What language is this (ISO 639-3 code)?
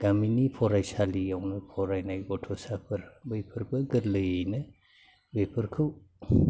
brx